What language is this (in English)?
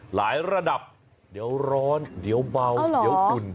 Thai